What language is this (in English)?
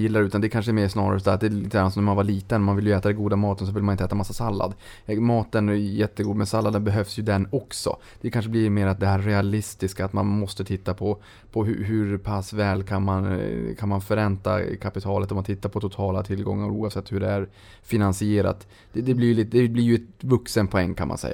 Swedish